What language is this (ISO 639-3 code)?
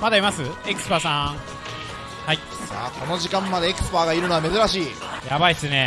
jpn